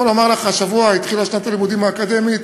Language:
Hebrew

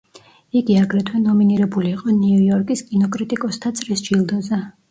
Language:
Georgian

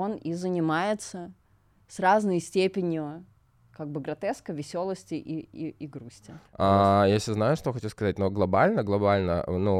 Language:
Russian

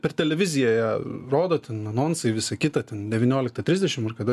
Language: Lithuanian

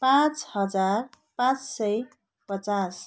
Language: Nepali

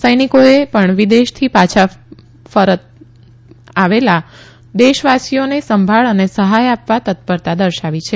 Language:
Gujarati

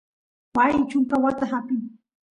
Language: Santiago del Estero Quichua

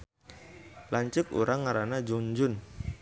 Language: Sundanese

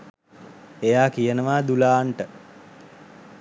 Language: Sinhala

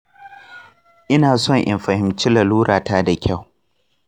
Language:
Hausa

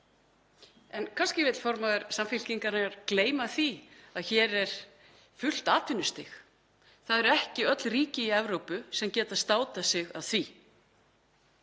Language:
Icelandic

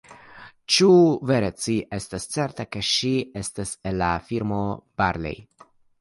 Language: Esperanto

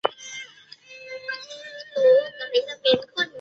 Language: Chinese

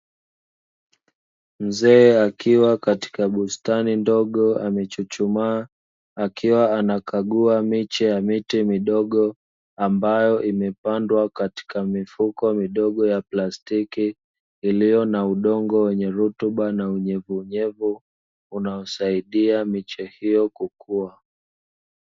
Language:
Swahili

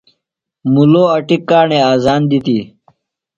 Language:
Phalura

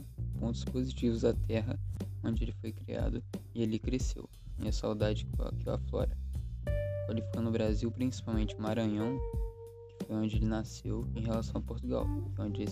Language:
Portuguese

